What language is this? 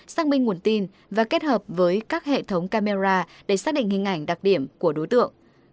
Vietnamese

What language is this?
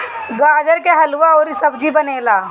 Bhojpuri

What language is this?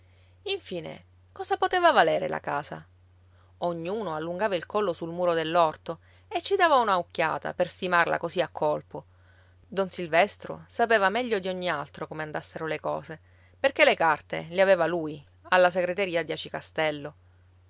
Italian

